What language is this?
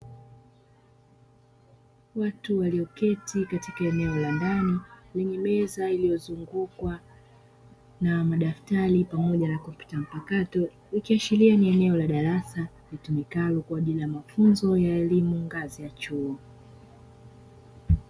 Swahili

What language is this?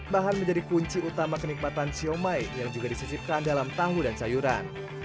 Indonesian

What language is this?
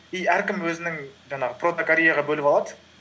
Kazakh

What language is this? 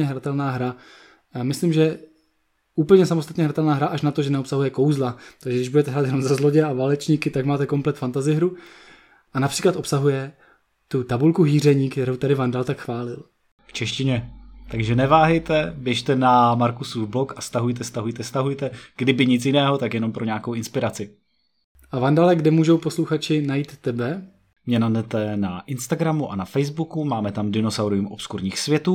Czech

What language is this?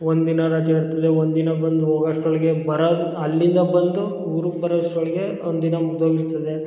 Kannada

